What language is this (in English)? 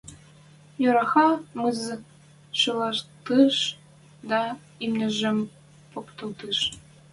Western Mari